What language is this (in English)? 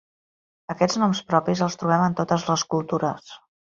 Catalan